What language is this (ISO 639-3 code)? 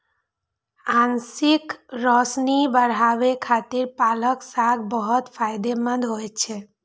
mai